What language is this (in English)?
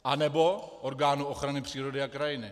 Czech